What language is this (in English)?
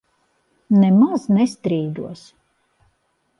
Latvian